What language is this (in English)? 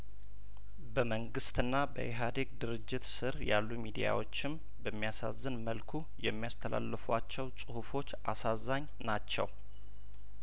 Amharic